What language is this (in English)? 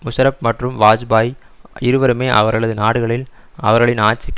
Tamil